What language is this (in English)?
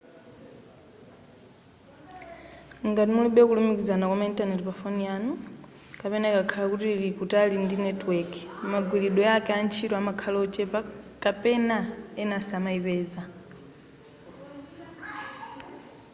Nyanja